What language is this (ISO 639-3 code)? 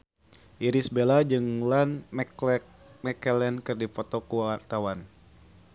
sun